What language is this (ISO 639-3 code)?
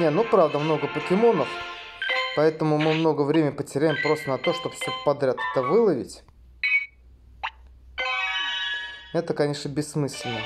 rus